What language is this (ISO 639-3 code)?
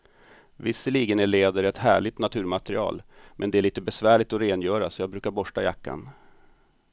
swe